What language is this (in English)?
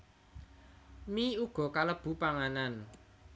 Javanese